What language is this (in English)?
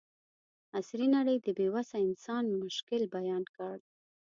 Pashto